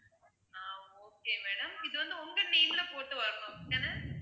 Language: Tamil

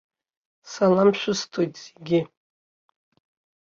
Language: Abkhazian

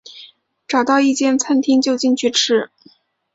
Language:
Chinese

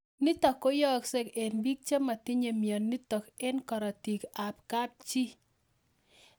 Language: Kalenjin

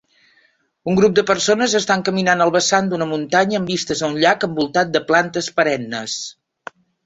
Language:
Catalan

